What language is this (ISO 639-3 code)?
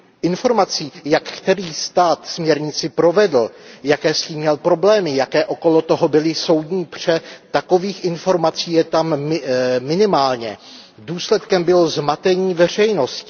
ces